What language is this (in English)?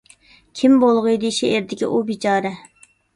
Uyghur